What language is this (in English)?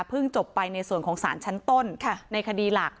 Thai